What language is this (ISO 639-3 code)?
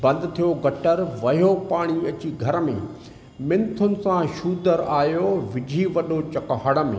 snd